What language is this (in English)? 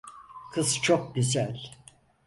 Turkish